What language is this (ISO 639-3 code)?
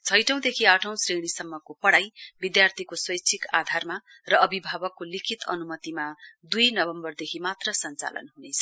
nep